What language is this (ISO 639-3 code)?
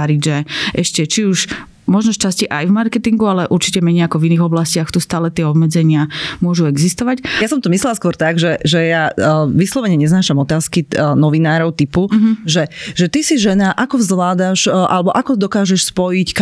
slk